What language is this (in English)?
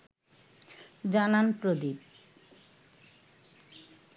Bangla